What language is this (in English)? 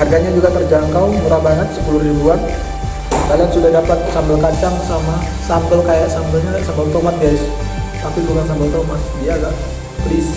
Indonesian